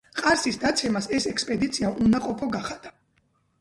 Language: Georgian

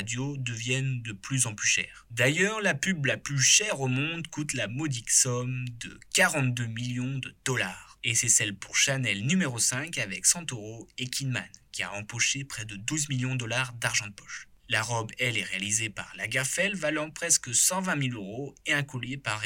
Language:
French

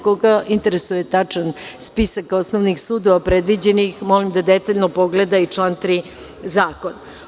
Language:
Serbian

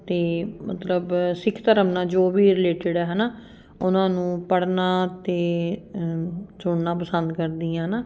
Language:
Punjabi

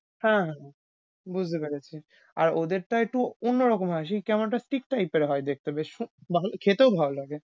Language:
Bangla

